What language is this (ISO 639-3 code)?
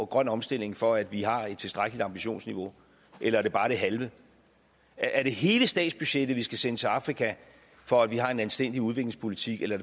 dan